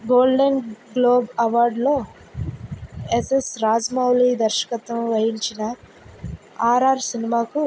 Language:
Telugu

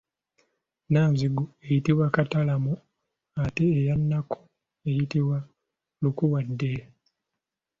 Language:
Ganda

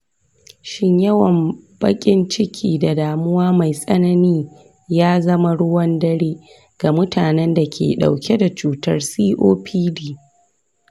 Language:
Hausa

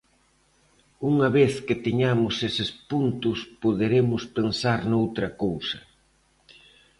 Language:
Galician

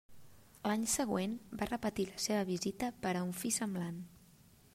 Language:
Catalan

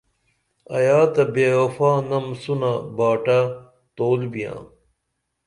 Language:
Dameli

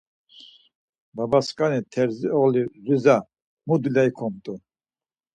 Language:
Laz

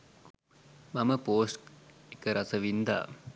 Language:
Sinhala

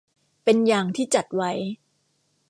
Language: Thai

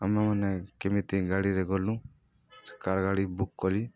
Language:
Odia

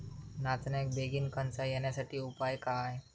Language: Marathi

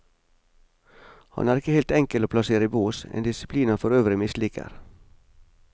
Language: Norwegian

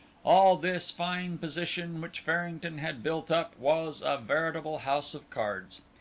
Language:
English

